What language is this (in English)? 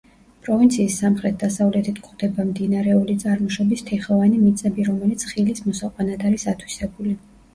Georgian